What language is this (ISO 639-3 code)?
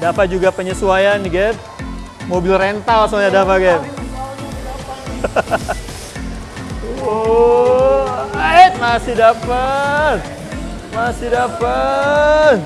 ind